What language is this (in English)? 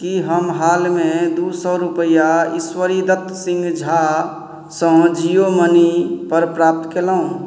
Maithili